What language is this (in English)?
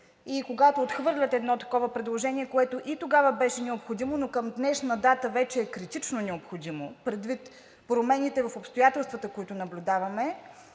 Bulgarian